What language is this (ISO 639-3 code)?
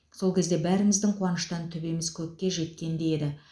kaz